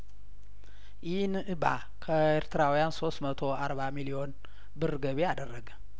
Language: Amharic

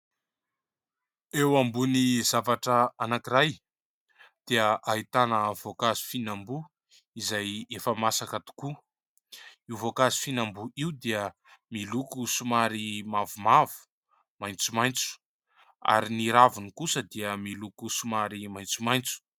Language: Malagasy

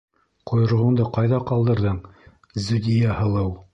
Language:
Bashkir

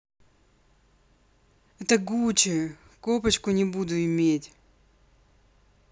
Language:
Russian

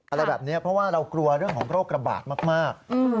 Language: Thai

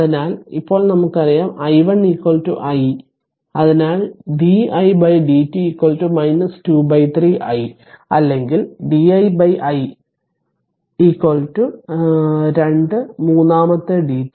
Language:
Malayalam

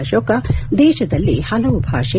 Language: Kannada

